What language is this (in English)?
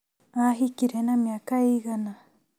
Kikuyu